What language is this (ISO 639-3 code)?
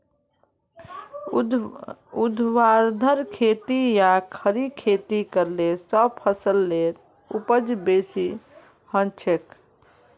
mag